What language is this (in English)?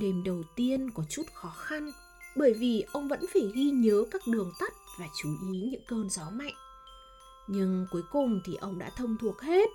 Vietnamese